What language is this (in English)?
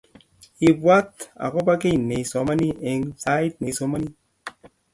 Kalenjin